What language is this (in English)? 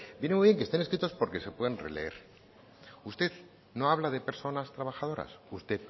Spanish